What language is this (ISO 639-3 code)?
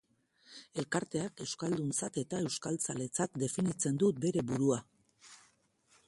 eus